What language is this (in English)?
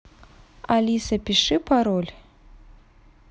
Russian